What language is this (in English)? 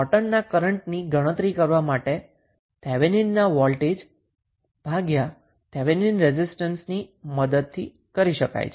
Gujarati